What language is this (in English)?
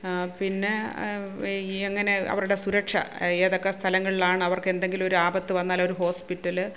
Malayalam